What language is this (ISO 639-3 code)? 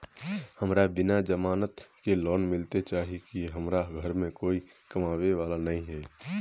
mag